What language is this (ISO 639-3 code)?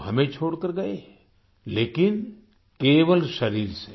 hin